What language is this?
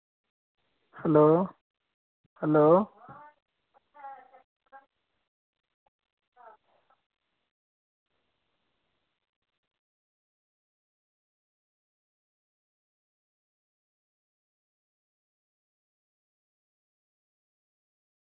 Dogri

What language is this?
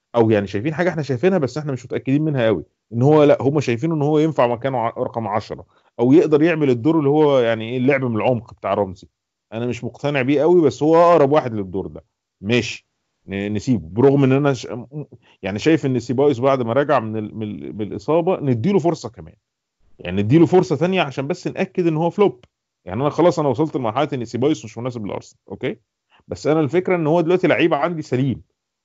Arabic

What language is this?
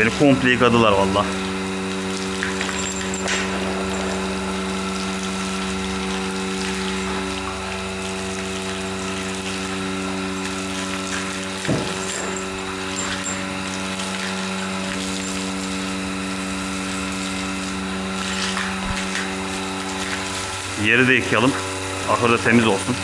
Turkish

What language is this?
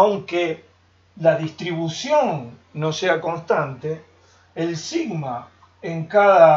Spanish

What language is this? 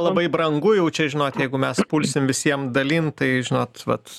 Lithuanian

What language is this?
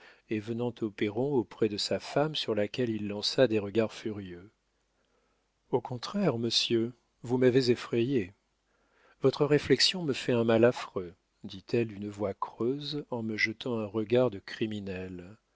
French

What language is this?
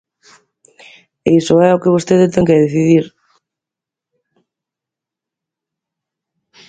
Galician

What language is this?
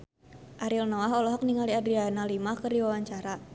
Sundanese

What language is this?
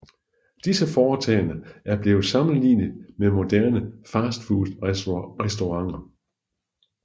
Danish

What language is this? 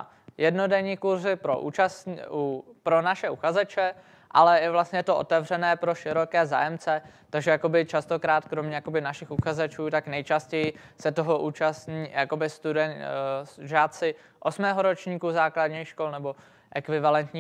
Czech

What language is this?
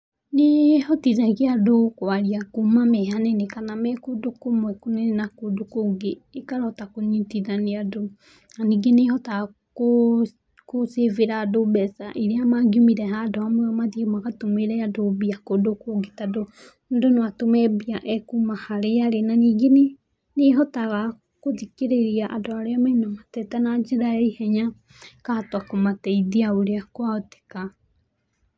Kikuyu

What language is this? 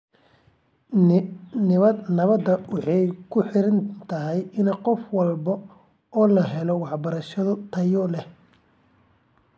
Somali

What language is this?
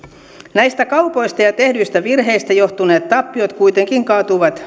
Finnish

